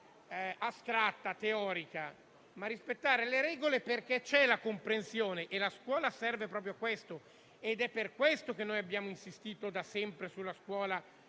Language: Italian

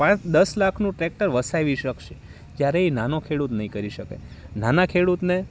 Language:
Gujarati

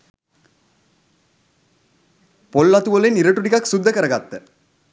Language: Sinhala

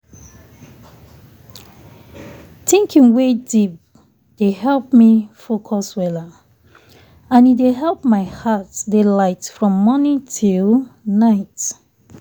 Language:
Nigerian Pidgin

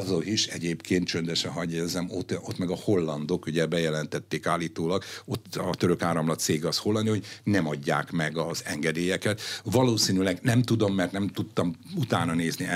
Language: Hungarian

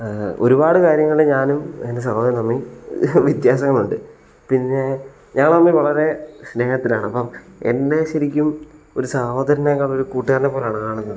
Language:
Malayalam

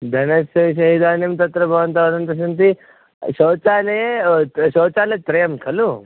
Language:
Sanskrit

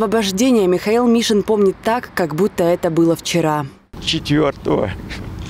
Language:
Russian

